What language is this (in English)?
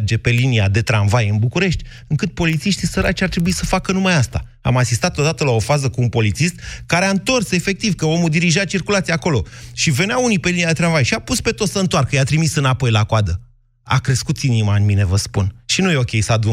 Romanian